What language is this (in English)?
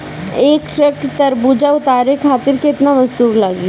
Bhojpuri